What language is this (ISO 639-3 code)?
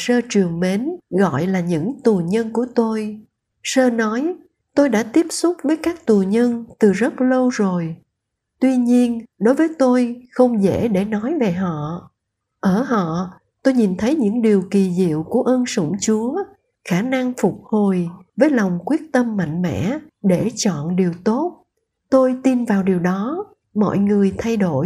vie